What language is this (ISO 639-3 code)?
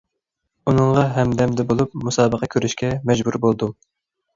uig